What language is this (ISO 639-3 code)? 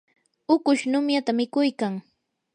qur